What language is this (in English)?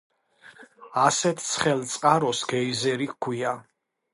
Georgian